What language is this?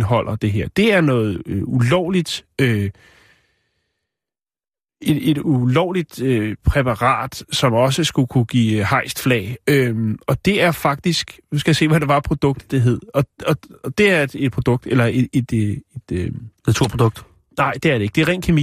Danish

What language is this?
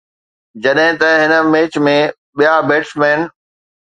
Sindhi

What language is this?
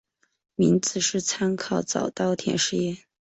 Chinese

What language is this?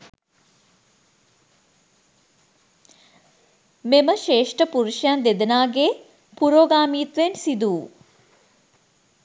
Sinhala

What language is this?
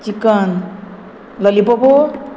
Konkani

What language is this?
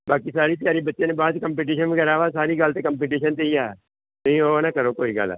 Punjabi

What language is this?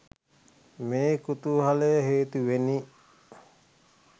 Sinhala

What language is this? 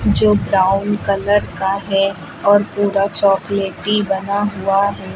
Hindi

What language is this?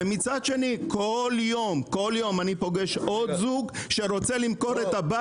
Hebrew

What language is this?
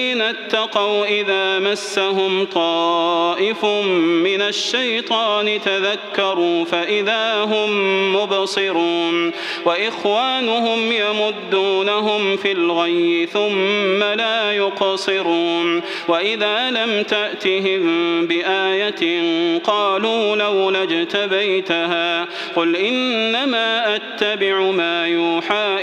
Arabic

